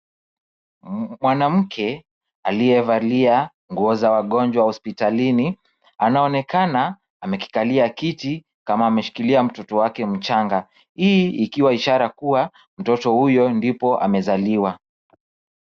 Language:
Swahili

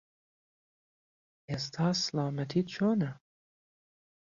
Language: Central Kurdish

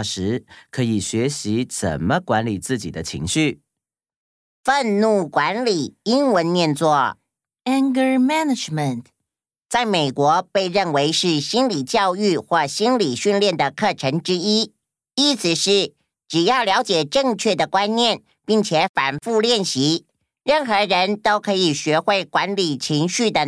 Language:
Chinese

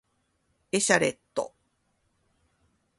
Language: Japanese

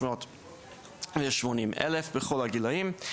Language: Hebrew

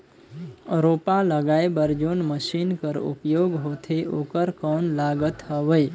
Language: Chhattisgarhi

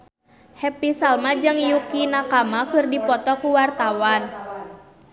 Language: Sundanese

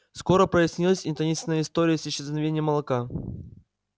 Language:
Russian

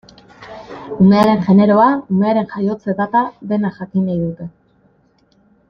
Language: Basque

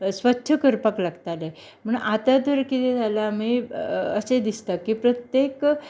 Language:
Konkani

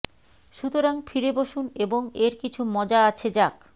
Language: Bangla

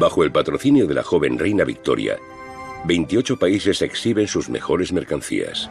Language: Spanish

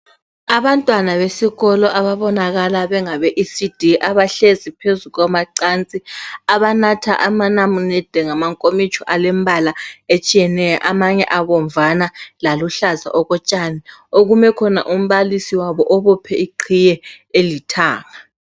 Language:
North Ndebele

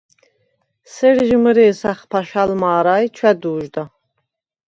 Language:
Svan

